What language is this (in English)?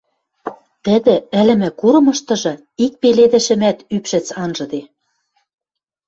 Western Mari